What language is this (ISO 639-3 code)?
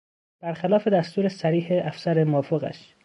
fas